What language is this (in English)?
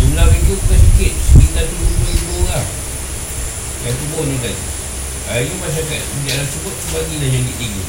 Malay